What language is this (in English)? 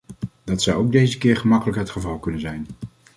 Dutch